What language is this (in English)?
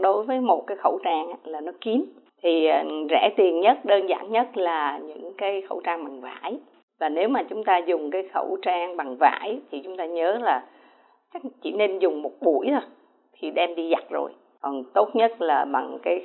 Vietnamese